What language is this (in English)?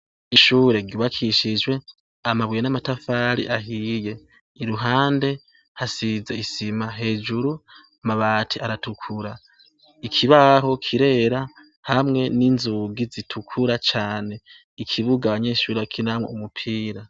Rundi